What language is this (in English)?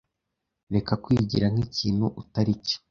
Kinyarwanda